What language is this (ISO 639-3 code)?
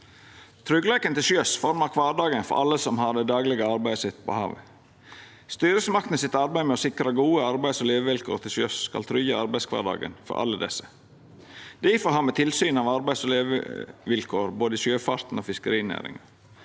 nor